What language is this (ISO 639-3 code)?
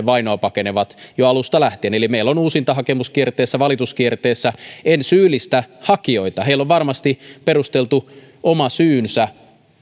fin